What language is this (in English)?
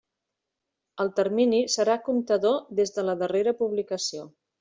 Catalan